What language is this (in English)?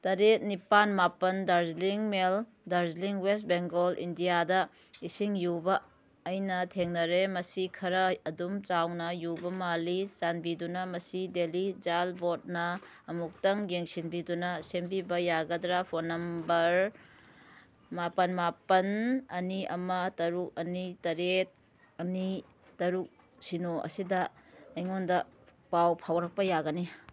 Manipuri